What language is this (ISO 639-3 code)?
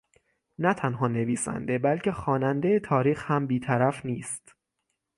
fas